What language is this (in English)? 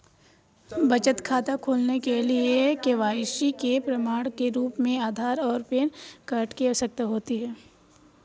Hindi